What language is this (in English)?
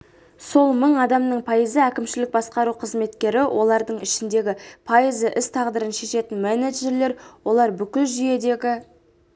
Kazakh